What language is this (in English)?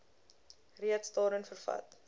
Afrikaans